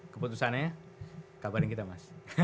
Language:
Indonesian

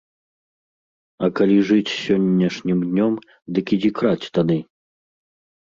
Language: Belarusian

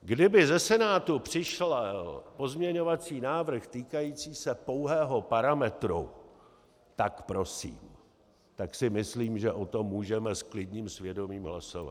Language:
Czech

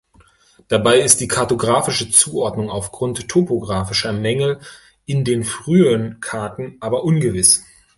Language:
German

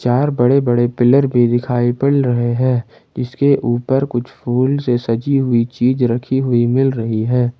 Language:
Hindi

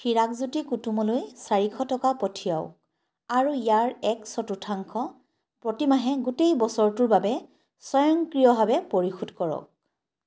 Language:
Assamese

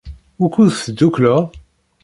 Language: Kabyle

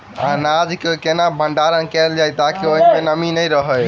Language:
Maithili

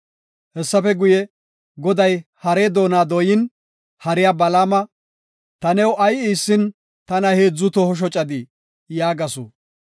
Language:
Gofa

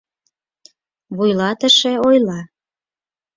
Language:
Mari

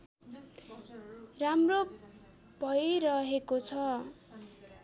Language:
Nepali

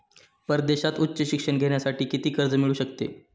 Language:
Marathi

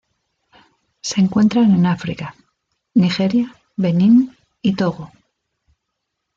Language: Spanish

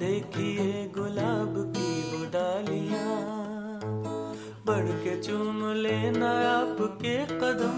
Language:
Hindi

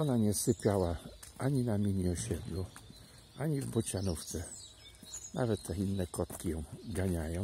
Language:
Polish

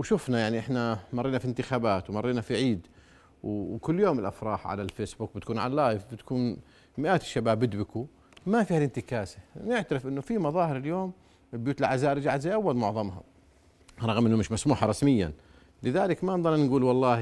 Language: Arabic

